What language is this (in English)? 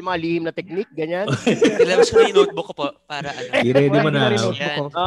Filipino